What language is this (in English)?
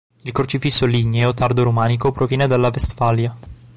Italian